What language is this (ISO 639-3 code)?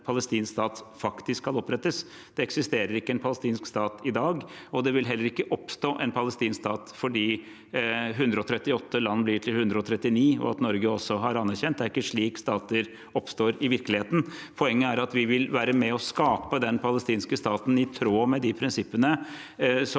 nor